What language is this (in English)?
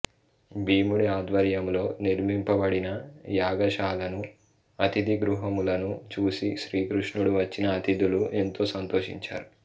Telugu